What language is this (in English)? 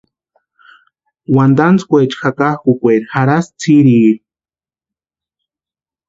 Western Highland Purepecha